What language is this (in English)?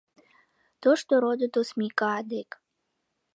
Mari